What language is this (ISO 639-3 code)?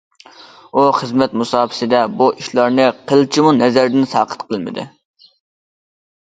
uig